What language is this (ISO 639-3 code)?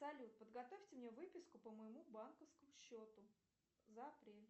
rus